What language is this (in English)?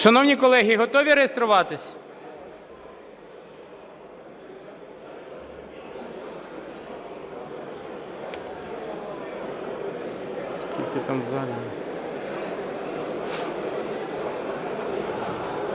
Ukrainian